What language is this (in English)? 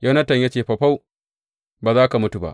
Hausa